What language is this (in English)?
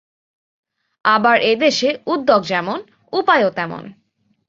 Bangla